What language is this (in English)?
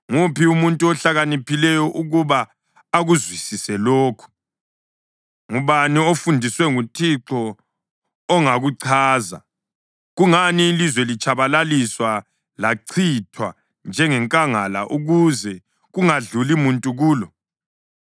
North Ndebele